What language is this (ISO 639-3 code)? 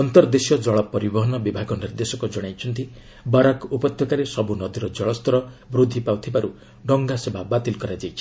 ori